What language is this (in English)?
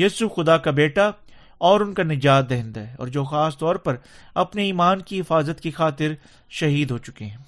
Urdu